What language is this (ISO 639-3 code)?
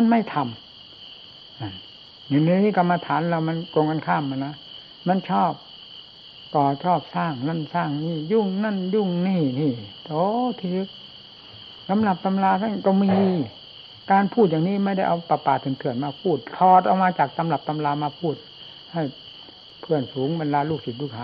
tha